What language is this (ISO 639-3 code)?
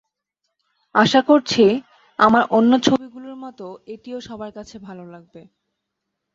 ben